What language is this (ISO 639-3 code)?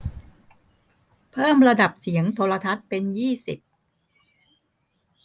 tha